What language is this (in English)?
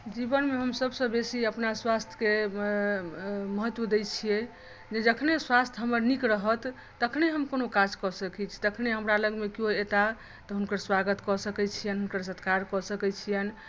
Maithili